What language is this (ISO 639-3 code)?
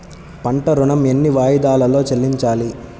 tel